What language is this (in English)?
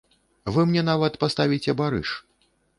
Belarusian